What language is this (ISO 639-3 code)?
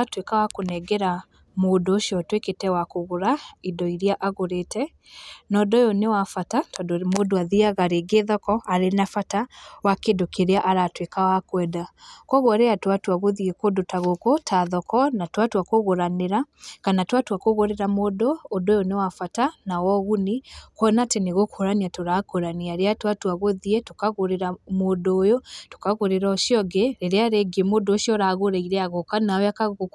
kik